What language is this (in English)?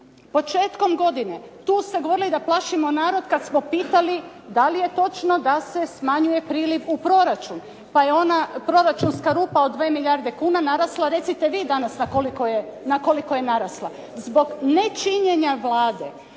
Croatian